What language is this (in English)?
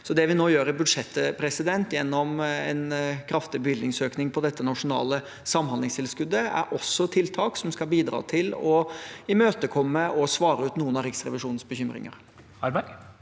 Norwegian